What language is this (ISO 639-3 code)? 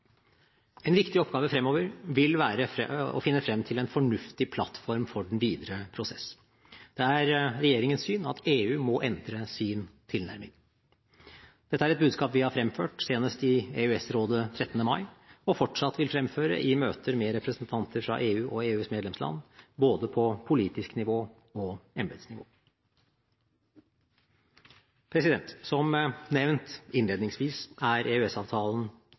nob